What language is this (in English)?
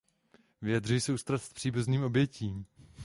Czech